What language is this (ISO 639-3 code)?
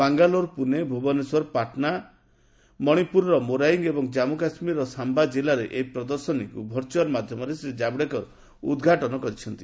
ori